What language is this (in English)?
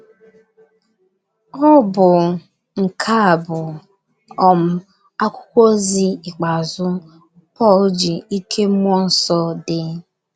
Igbo